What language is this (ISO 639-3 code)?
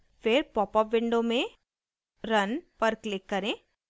hin